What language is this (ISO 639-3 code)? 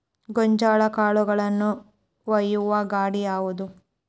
kan